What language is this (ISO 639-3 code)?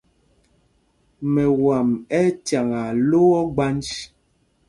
mgg